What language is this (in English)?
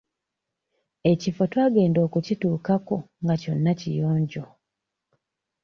Ganda